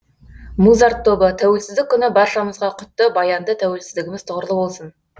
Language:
Kazakh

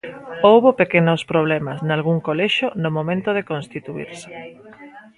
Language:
Galician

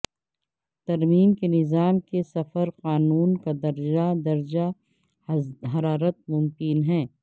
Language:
Urdu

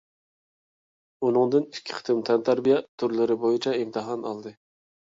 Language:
Uyghur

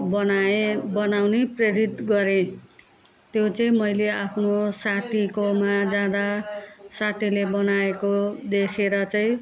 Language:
Nepali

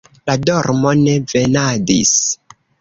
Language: Esperanto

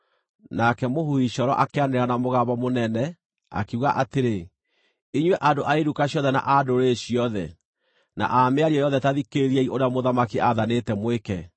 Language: Kikuyu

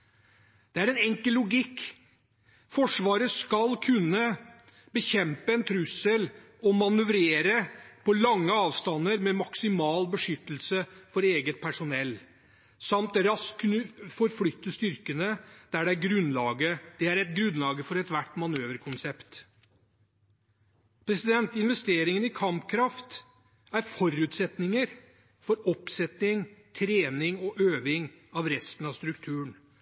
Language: Norwegian Bokmål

